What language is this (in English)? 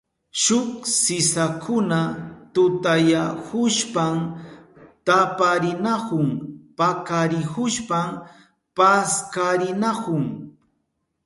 Southern Pastaza Quechua